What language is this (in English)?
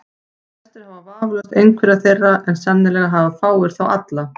Icelandic